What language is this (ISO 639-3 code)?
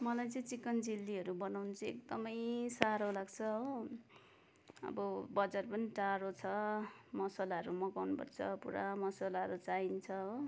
nep